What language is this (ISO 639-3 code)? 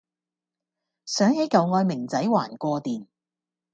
yue